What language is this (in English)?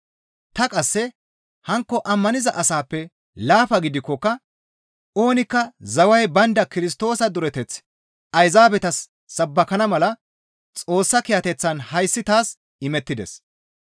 Gamo